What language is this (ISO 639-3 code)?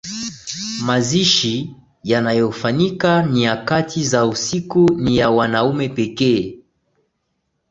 swa